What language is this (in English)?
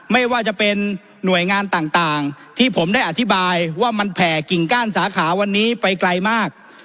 Thai